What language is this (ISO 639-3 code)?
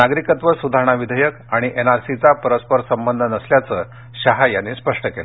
mar